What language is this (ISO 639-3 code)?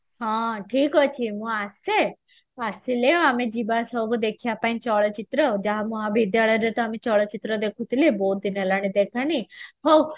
ori